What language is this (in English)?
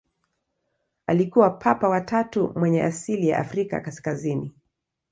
Swahili